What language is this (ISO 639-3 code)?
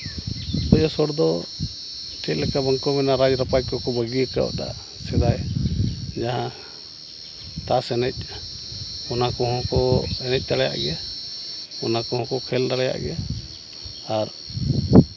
sat